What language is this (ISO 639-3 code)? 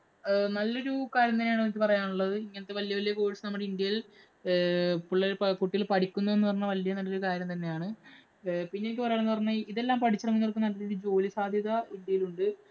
mal